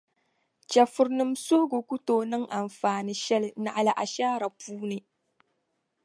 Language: Dagbani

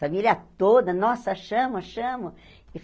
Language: Portuguese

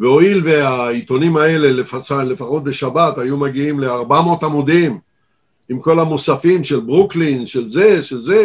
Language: Hebrew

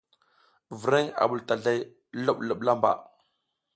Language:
South Giziga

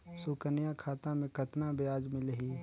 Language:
Chhattisgarhi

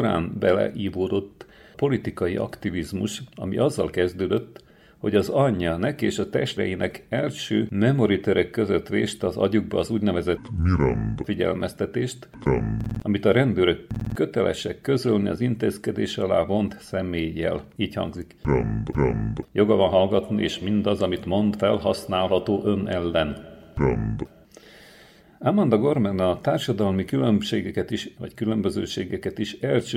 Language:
Hungarian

